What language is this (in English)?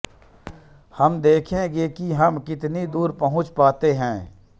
Hindi